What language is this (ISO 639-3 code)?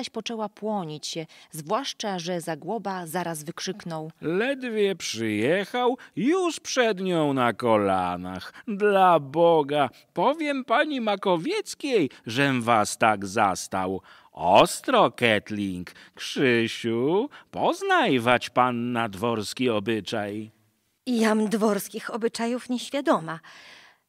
pol